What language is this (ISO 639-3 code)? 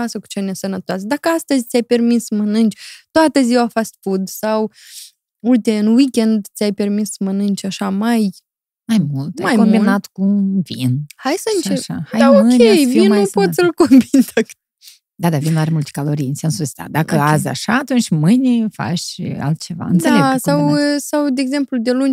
ron